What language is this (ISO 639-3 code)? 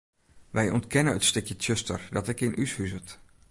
fry